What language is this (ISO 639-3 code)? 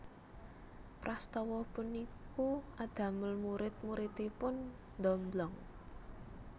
jav